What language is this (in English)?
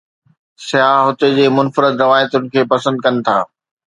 Sindhi